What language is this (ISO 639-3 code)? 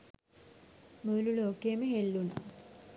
sin